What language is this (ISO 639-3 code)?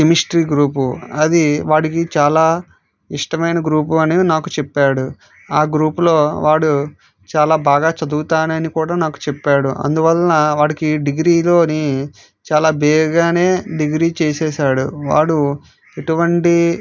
tel